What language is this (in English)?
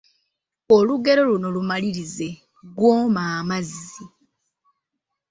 Ganda